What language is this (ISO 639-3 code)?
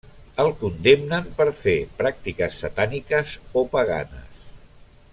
cat